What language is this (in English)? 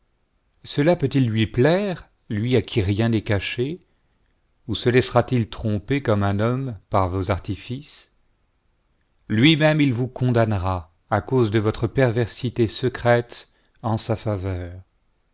French